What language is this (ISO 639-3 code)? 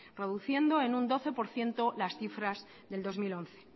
spa